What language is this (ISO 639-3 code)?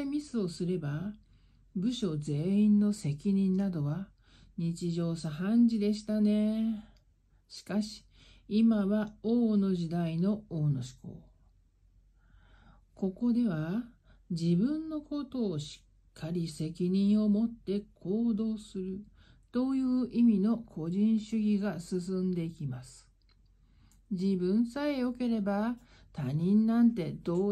jpn